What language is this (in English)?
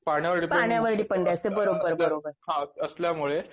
Marathi